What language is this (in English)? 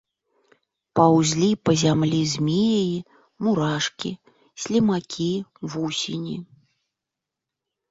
Belarusian